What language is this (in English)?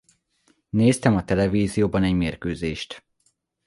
Hungarian